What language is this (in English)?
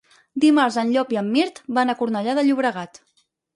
Catalan